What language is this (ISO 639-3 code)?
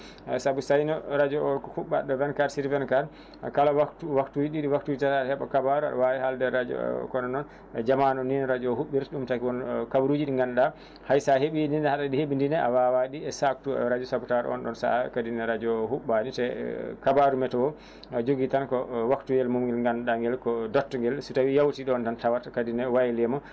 ful